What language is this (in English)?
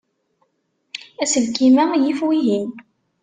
Kabyle